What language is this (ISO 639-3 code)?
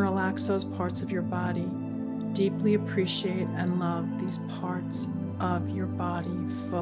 eng